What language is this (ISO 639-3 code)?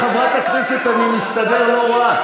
heb